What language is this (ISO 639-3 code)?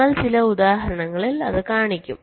mal